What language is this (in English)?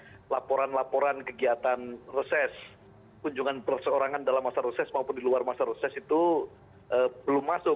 Indonesian